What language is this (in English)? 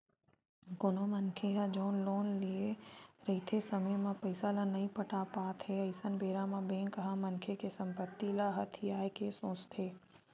Chhattisgarhi